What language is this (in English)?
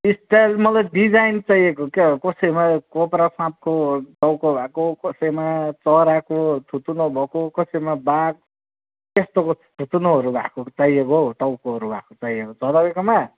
Nepali